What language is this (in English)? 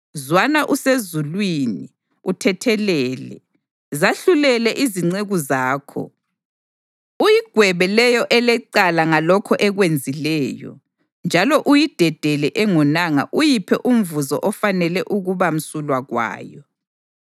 North Ndebele